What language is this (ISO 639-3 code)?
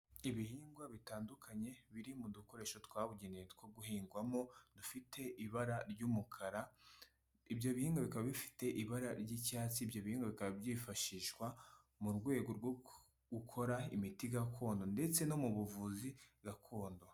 kin